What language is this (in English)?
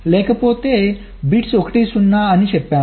Telugu